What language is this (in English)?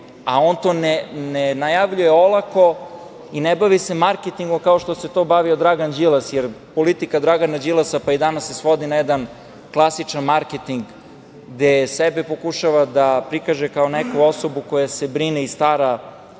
Serbian